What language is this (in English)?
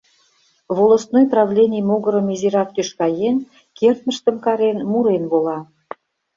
Mari